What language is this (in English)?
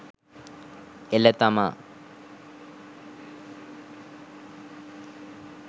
Sinhala